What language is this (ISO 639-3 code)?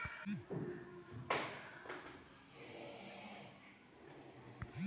bho